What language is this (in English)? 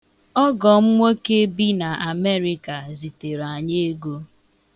Igbo